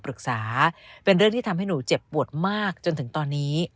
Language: Thai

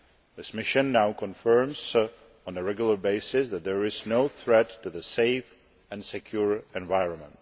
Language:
English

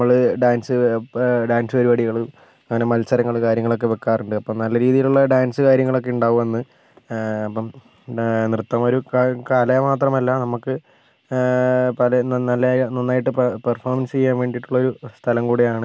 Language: Malayalam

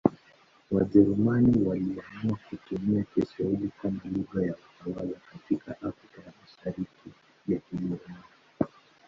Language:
Swahili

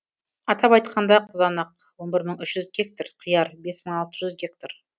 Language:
Kazakh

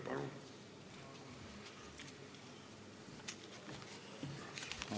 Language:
Estonian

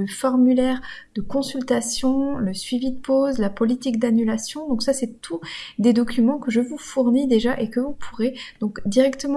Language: French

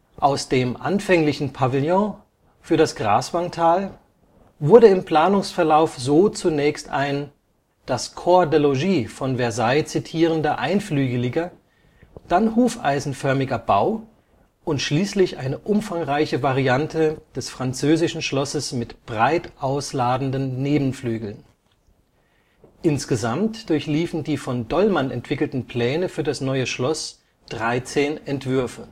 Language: German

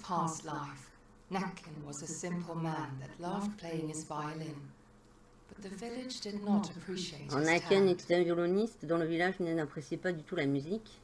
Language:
French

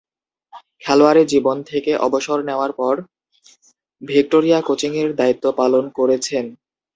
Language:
Bangla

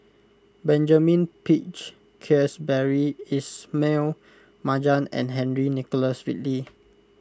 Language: English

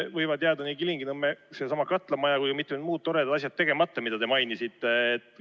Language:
Estonian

